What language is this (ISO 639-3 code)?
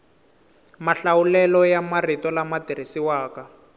tso